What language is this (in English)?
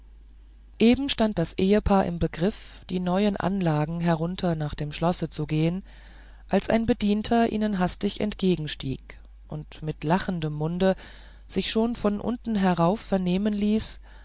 German